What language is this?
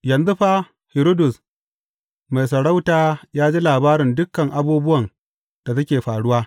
Hausa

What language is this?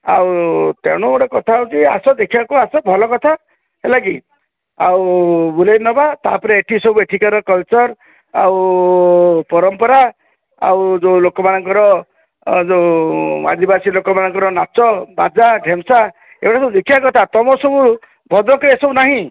Odia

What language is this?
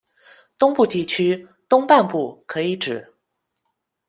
Chinese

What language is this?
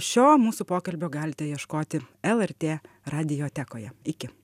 Lithuanian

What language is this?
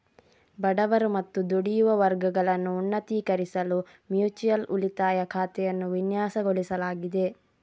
Kannada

